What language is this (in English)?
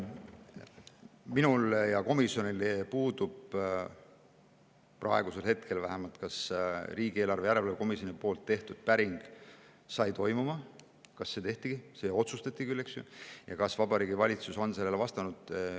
Estonian